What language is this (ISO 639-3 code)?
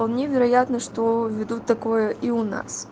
rus